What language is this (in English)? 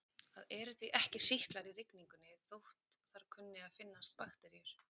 Icelandic